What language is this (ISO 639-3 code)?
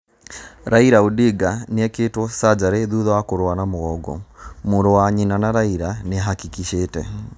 kik